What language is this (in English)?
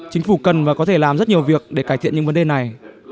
Vietnamese